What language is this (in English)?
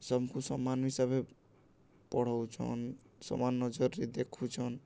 Odia